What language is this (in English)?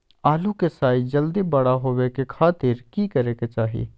Magahi